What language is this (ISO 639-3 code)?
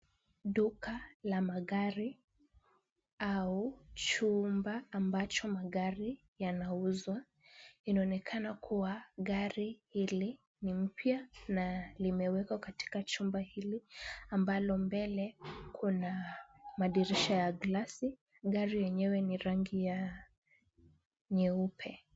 swa